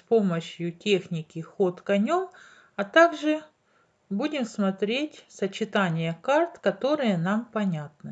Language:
Russian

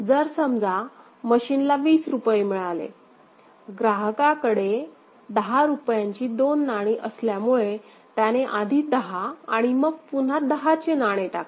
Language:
Marathi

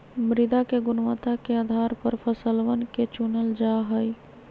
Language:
Magahi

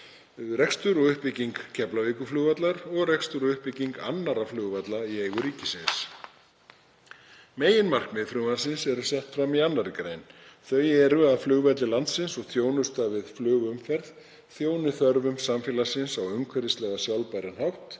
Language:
Icelandic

